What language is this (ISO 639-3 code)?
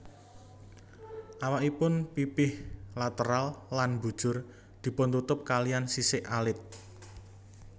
jav